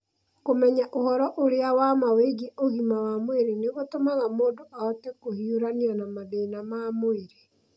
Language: Kikuyu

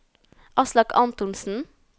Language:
Norwegian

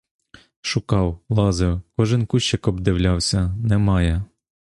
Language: Ukrainian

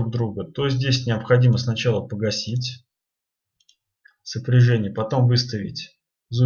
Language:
Russian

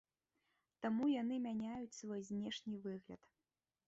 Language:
Belarusian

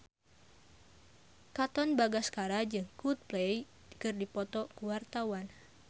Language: Sundanese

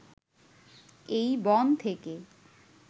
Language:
Bangla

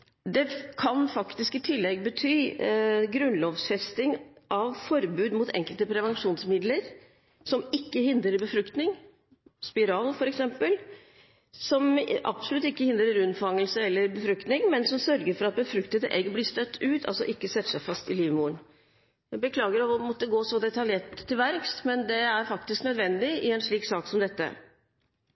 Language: Norwegian Bokmål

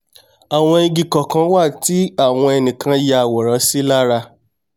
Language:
Yoruba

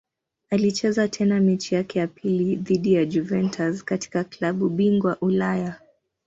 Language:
Swahili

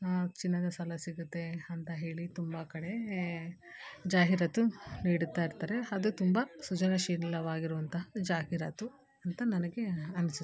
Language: Kannada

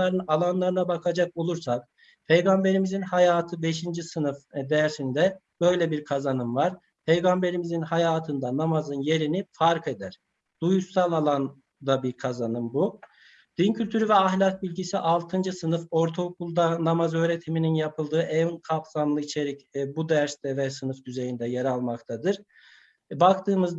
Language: Turkish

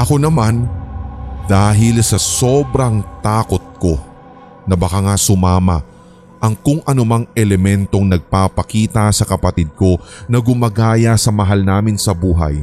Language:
Filipino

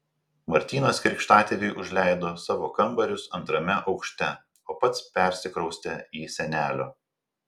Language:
Lithuanian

